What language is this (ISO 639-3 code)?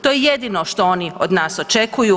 hrv